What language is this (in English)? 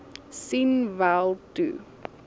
Afrikaans